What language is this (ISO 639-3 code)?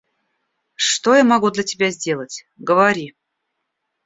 rus